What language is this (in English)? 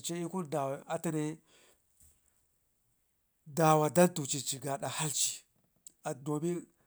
Ngizim